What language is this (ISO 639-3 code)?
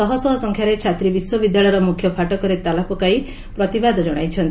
ori